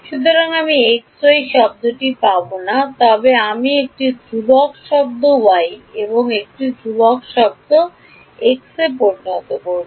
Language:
Bangla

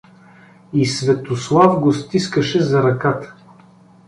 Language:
Bulgarian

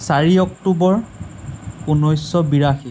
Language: Assamese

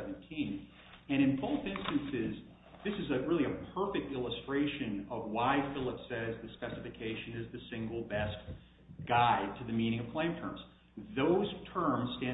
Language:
English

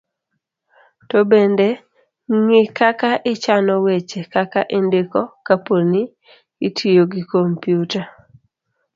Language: Luo (Kenya and Tanzania)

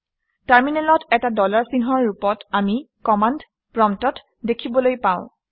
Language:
Assamese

